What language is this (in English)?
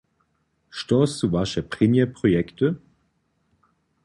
Upper Sorbian